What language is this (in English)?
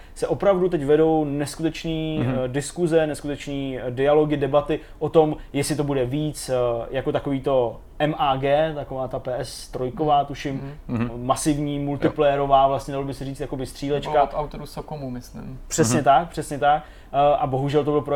Czech